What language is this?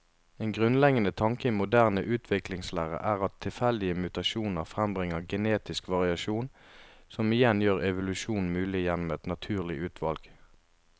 Norwegian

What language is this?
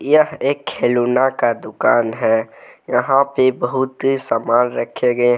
Hindi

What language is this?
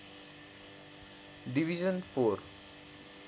Nepali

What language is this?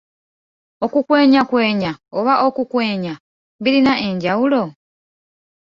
Ganda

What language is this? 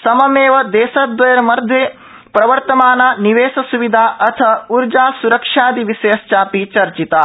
Sanskrit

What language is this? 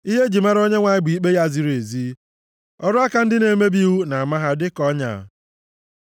Igbo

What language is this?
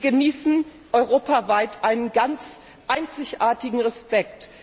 German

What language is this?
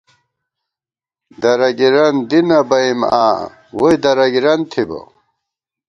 Gawar-Bati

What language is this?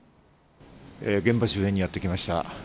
Japanese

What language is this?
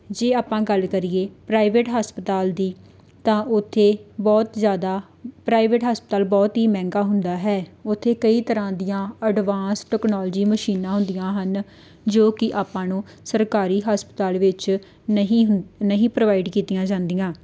Punjabi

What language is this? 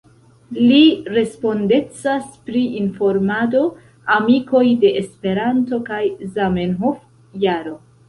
Esperanto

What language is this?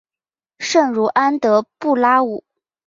Chinese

